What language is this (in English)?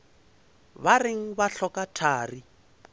Northern Sotho